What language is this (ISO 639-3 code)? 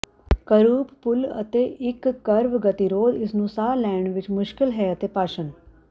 pan